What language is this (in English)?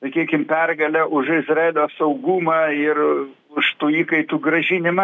Lithuanian